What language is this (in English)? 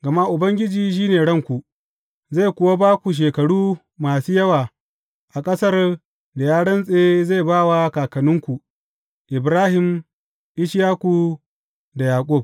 Hausa